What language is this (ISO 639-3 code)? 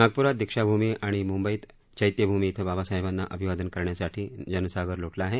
mar